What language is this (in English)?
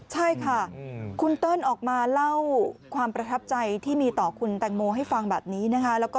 Thai